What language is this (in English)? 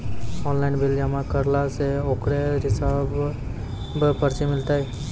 Maithili